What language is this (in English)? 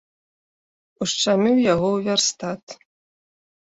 Belarusian